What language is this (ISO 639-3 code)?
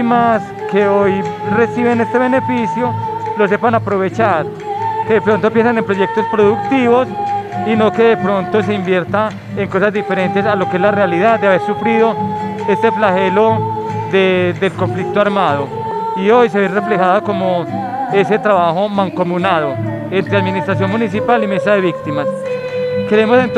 spa